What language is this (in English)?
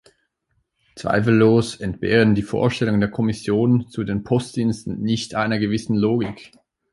German